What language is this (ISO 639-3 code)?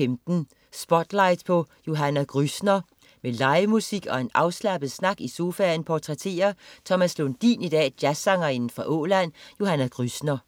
dan